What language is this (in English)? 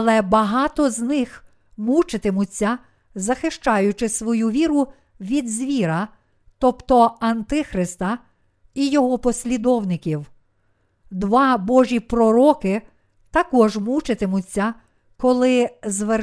Ukrainian